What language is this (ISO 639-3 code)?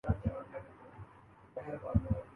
urd